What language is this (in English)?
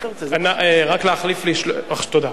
Hebrew